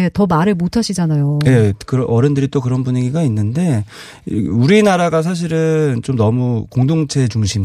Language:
Korean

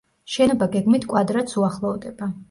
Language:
Georgian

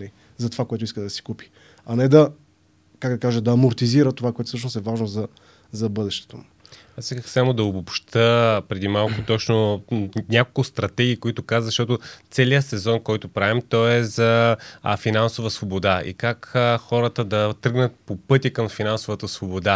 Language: Bulgarian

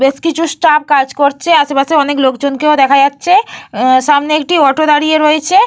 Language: Bangla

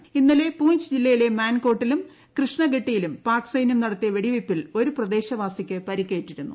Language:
Malayalam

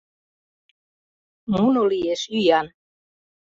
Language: Mari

